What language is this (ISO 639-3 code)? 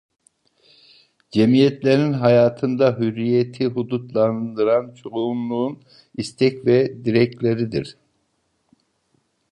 tur